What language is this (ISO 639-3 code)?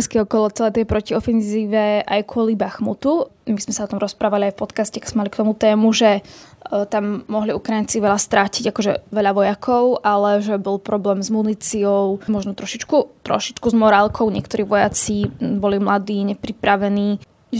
slk